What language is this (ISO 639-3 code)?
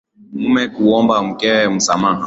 swa